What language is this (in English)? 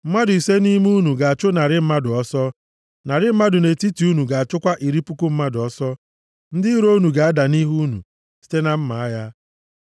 Igbo